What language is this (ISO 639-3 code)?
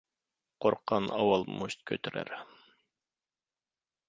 uig